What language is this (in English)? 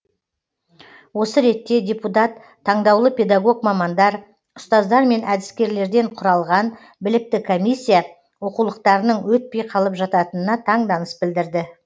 Kazakh